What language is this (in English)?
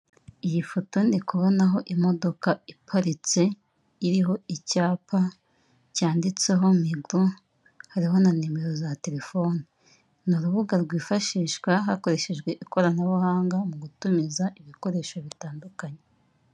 Kinyarwanda